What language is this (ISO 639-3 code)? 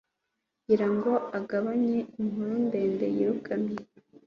kin